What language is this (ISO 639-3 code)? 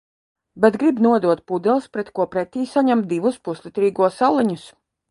lav